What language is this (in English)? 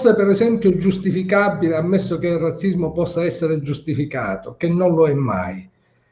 Italian